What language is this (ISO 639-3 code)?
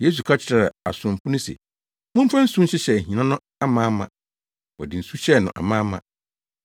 aka